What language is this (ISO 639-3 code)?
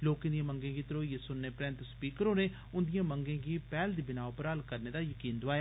doi